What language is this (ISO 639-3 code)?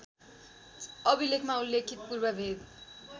nep